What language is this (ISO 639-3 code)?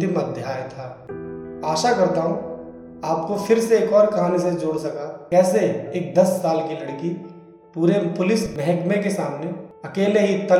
hin